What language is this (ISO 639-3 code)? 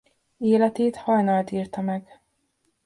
hun